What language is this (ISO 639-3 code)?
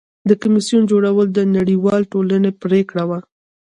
pus